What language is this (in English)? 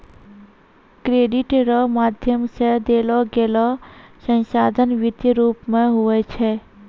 Maithili